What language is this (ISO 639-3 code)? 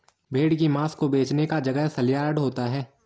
hin